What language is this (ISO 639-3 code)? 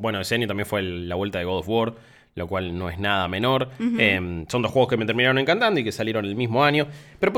spa